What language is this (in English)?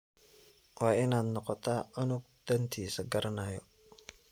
Somali